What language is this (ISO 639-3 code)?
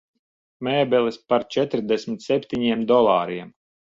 lav